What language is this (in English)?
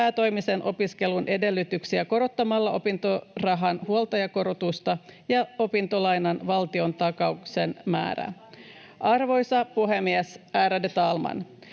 Finnish